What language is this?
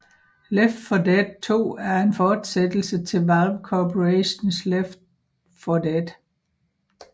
Danish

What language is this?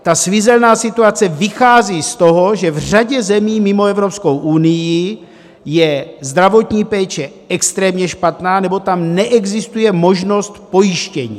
Czech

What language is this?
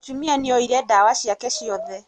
Kikuyu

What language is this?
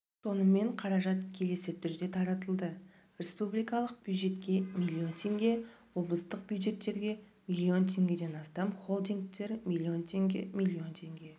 Kazakh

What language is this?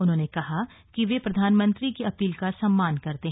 Hindi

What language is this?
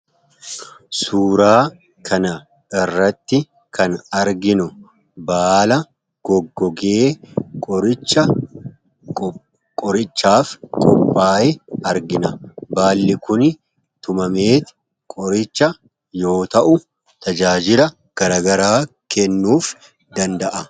Oromo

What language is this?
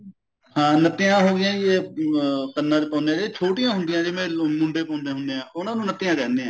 Punjabi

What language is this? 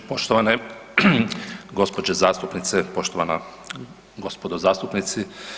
Croatian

